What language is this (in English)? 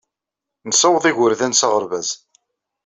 Kabyle